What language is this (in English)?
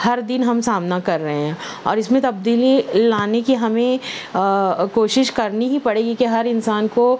Urdu